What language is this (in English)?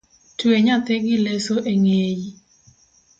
Luo (Kenya and Tanzania)